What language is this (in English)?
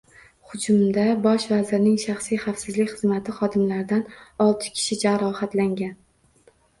Uzbek